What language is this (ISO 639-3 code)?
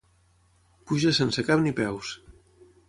cat